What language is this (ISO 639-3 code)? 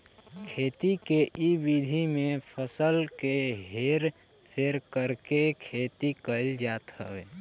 bho